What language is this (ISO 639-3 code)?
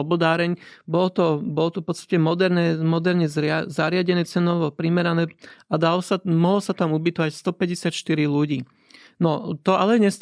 slk